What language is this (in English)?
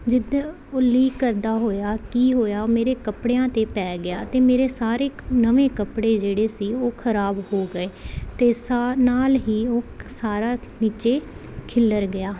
Punjabi